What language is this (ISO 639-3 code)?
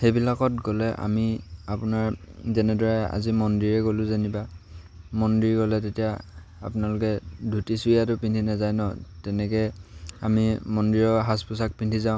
asm